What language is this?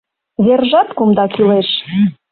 Mari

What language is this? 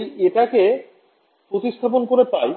Bangla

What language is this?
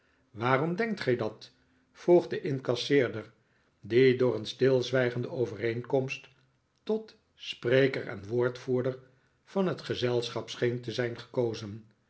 Dutch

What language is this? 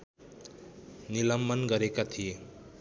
Nepali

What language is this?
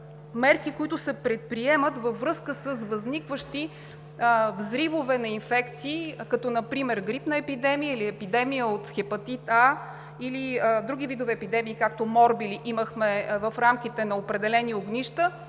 Bulgarian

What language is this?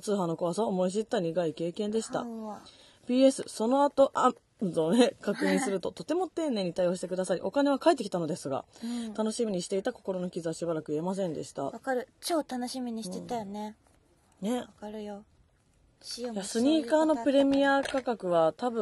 Japanese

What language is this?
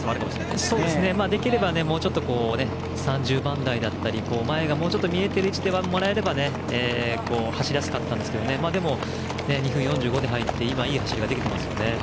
Japanese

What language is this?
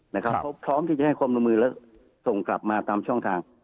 Thai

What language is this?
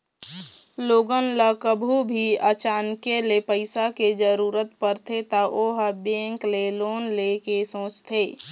Chhattisgarhi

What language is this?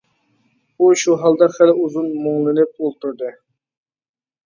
Uyghur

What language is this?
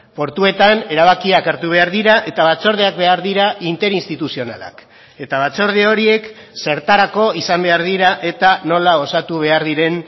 Basque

